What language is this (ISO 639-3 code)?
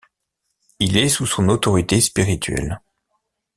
fra